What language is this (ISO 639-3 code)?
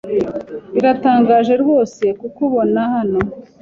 kin